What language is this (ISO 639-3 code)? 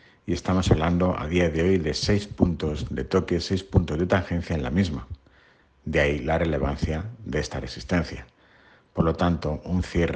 spa